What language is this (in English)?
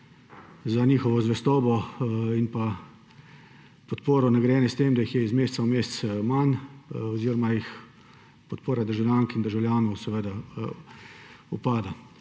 Slovenian